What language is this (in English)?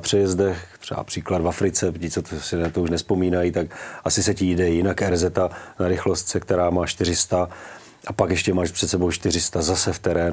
Czech